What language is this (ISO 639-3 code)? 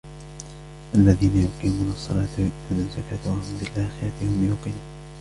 ara